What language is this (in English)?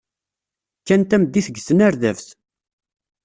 Kabyle